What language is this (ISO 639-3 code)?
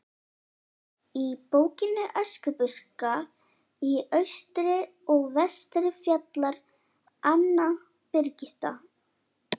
isl